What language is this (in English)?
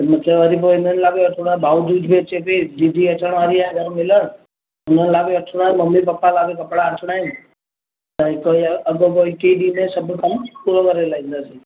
Sindhi